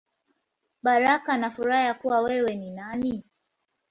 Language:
Swahili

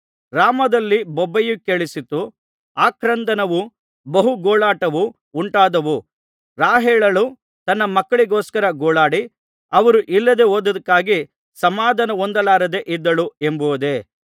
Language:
Kannada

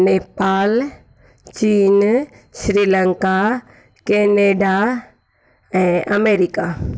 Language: Sindhi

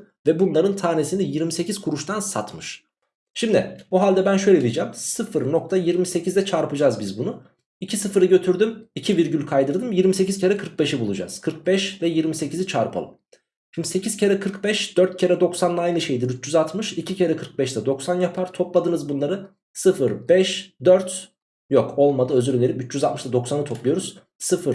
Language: Turkish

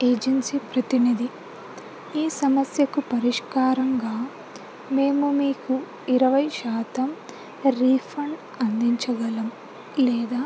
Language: Telugu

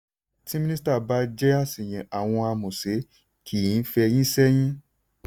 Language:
Yoruba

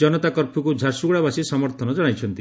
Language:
Odia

